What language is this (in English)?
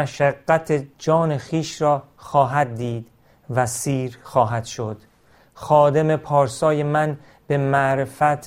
Persian